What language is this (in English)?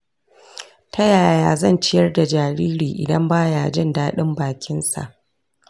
Hausa